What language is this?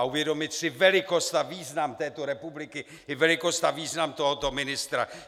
Czech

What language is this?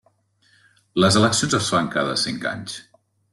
Catalan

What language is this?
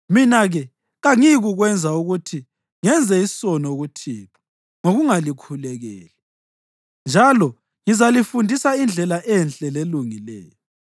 North Ndebele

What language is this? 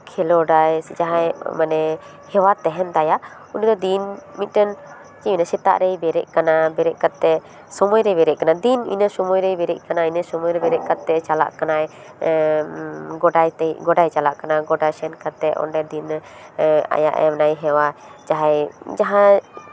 Santali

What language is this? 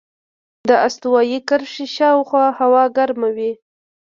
Pashto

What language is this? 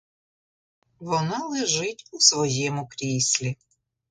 Ukrainian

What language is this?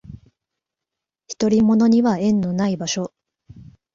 Japanese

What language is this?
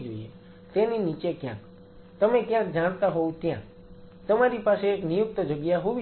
Gujarati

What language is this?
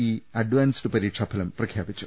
Malayalam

